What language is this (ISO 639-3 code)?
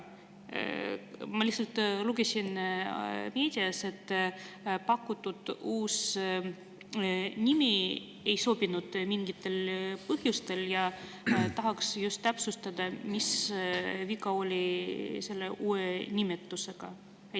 est